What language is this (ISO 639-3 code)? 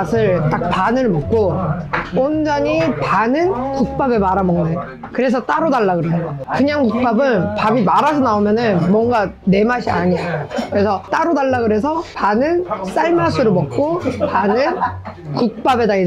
kor